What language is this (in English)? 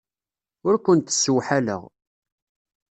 Kabyle